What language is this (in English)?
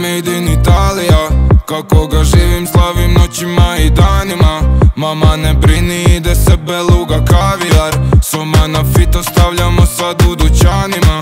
Romanian